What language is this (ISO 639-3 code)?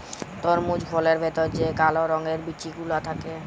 ben